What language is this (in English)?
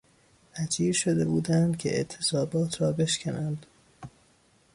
Persian